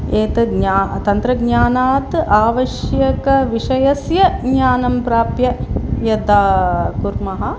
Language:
Sanskrit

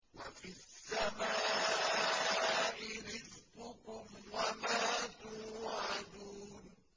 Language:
Arabic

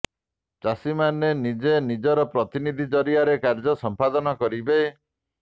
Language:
Odia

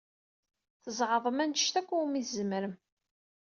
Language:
Kabyle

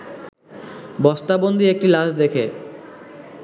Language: Bangla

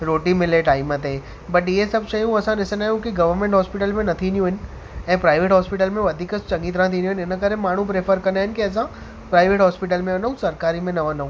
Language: Sindhi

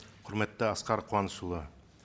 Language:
Kazakh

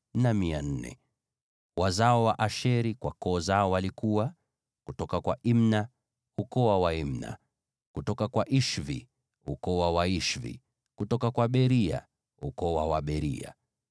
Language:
Swahili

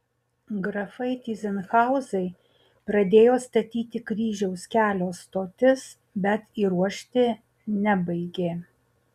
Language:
Lithuanian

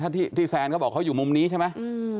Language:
Thai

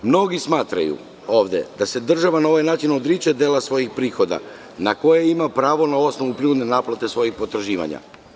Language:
Serbian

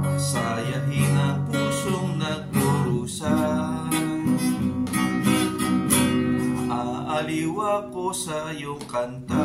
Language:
Indonesian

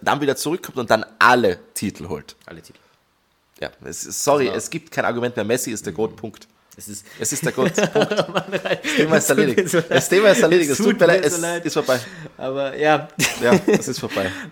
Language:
German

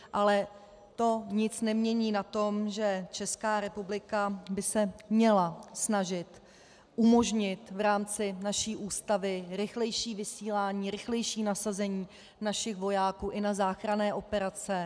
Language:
Czech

